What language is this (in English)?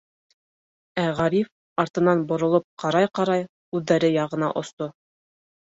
Bashkir